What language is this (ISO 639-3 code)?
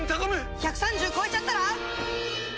jpn